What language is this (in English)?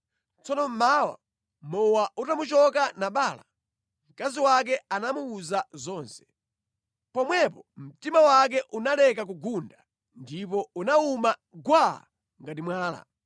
Nyanja